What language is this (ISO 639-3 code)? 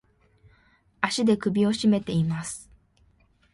jpn